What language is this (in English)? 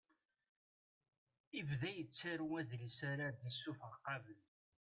Kabyle